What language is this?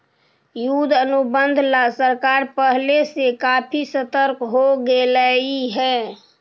Magahi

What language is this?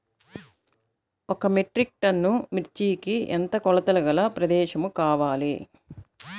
Telugu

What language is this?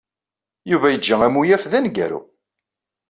Kabyle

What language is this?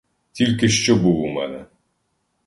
Ukrainian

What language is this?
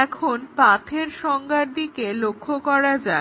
Bangla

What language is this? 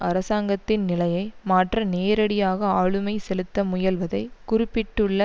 Tamil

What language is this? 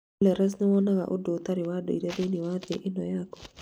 Kikuyu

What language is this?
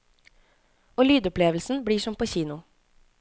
Norwegian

